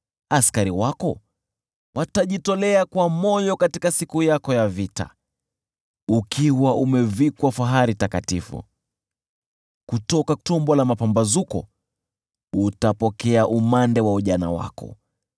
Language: Swahili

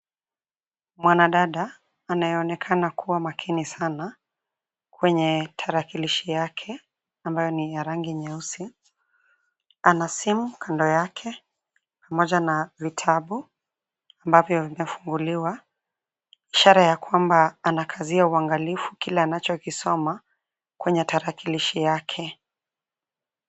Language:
Swahili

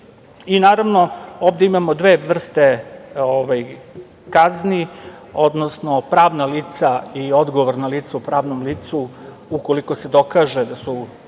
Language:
Serbian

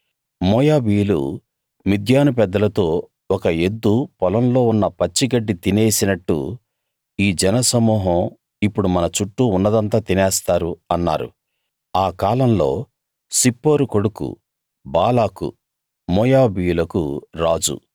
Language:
Telugu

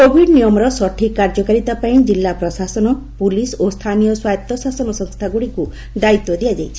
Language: Odia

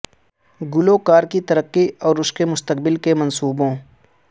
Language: Urdu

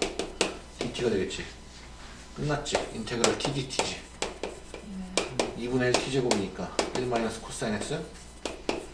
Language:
Korean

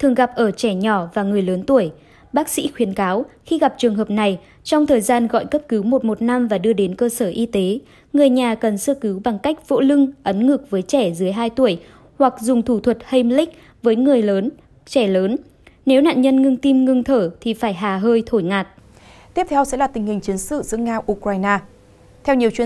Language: Vietnamese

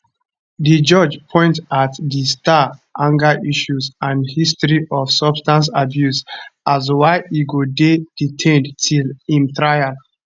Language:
Nigerian Pidgin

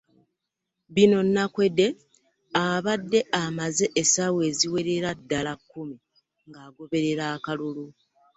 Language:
Ganda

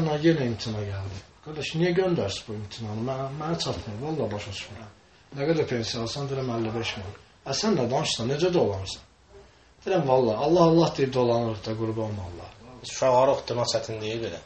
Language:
Turkish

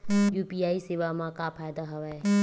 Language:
Chhattisgarhi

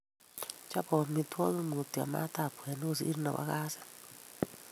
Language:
Kalenjin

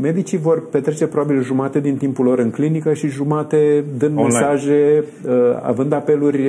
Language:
Romanian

